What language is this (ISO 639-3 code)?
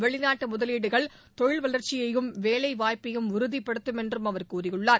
tam